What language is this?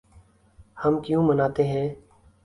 Urdu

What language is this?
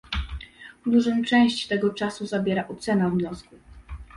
Polish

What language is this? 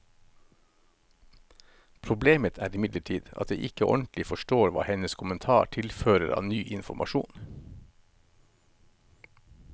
Norwegian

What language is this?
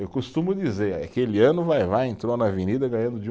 Portuguese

